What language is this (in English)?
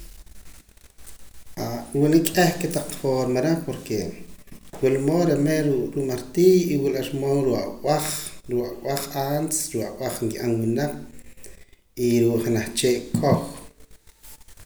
Poqomam